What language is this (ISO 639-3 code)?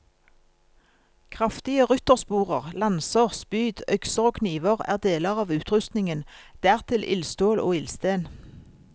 nor